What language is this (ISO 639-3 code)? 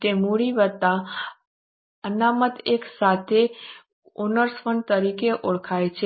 guj